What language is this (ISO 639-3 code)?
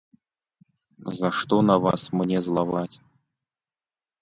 bel